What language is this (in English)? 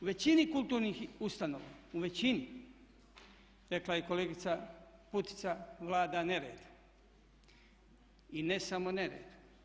Croatian